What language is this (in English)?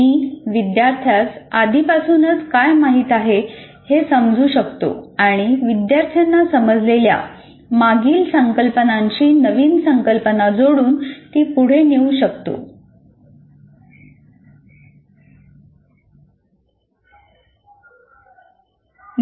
Marathi